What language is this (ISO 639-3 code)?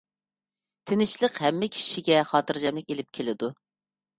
uig